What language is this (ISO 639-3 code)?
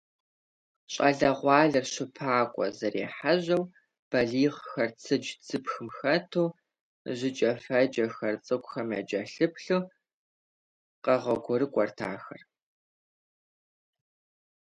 kbd